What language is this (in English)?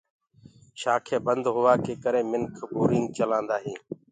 Gurgula